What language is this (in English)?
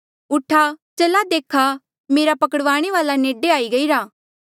Mandeali